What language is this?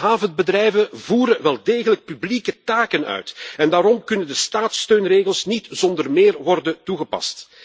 Dutch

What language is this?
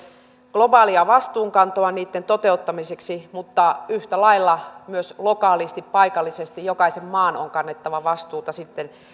Finnish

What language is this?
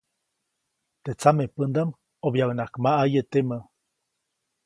Copainalá Zoque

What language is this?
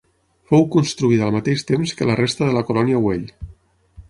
Catalan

